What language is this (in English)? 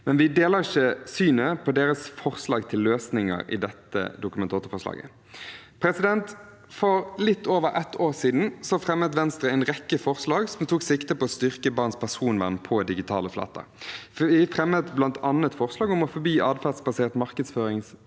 Norwegian